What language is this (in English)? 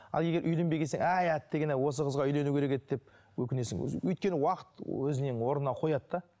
Kazakh